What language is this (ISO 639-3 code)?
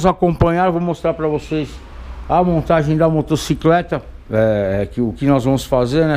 por